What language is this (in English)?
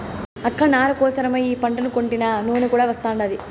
Telugu